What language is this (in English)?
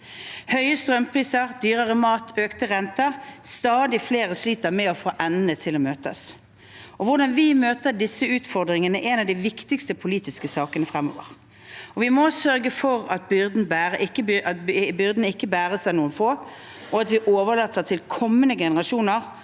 Norwegian